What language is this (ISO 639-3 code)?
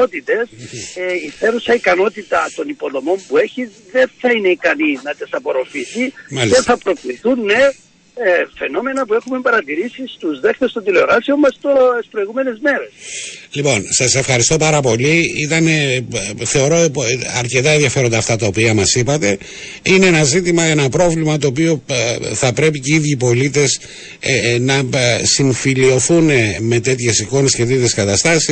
ell